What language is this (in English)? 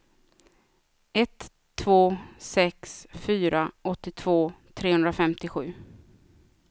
Swedish